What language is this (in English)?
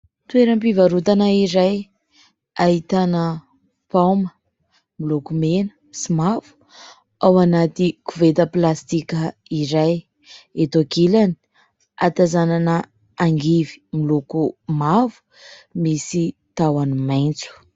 Malagasy